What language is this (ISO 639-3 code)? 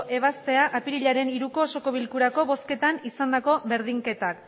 eus